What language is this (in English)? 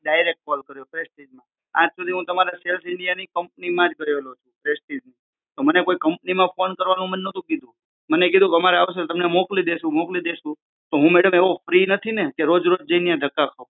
Gujarati